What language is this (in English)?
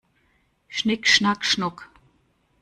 German